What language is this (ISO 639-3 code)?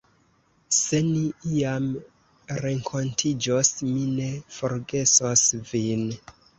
epo